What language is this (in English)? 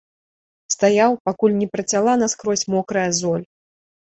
Belarusian